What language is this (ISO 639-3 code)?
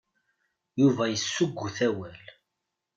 kab